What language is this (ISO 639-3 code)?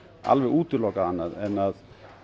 isl